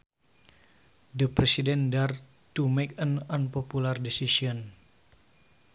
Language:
Sundanese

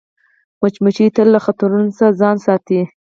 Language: Pashto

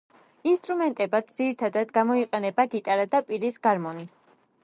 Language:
Georgian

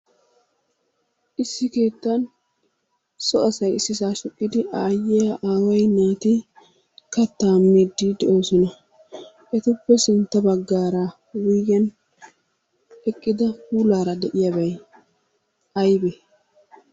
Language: Wolaytta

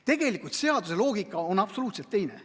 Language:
Estonian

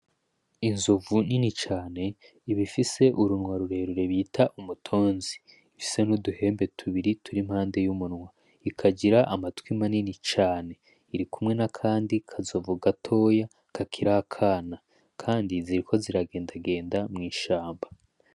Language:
Rundi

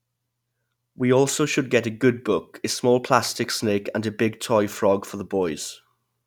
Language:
English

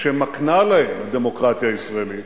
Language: Hebrew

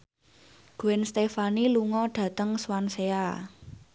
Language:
Javanese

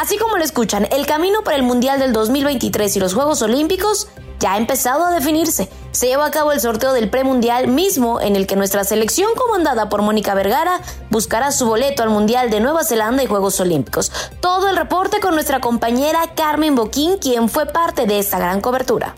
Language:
Spanish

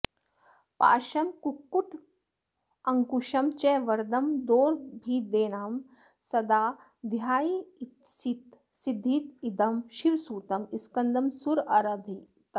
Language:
Sanskrit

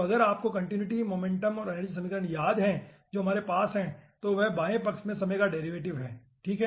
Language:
Hindi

